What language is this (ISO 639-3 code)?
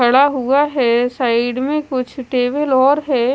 hin